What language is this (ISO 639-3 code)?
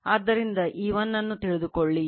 kan